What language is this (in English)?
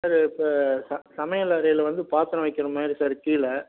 Tamil